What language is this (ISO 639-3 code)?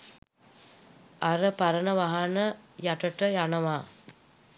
sin